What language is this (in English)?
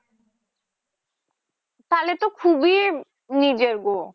Bangla